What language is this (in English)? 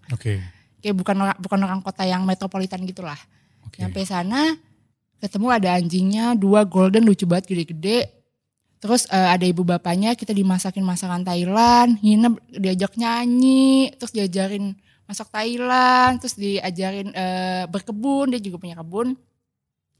Indonesian